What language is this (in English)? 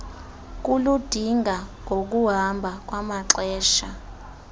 Xhosa